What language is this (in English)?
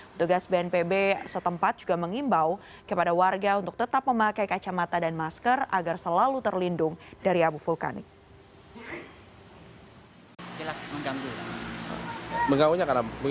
Indonesian